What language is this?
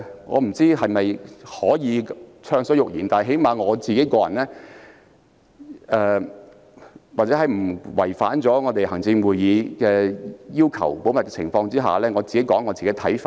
Cantonese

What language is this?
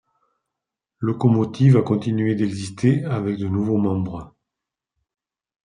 French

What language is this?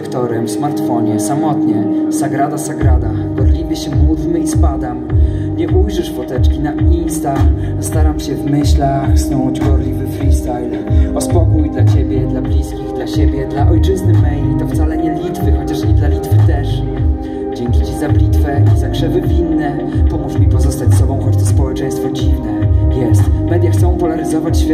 Polish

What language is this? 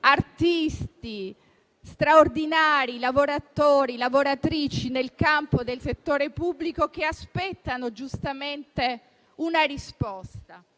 Italian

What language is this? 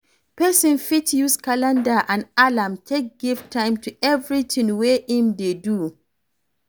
Nigerian Pidgin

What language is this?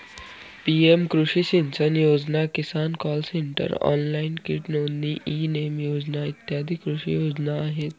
Marathi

